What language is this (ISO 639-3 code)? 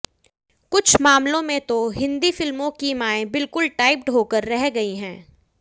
hin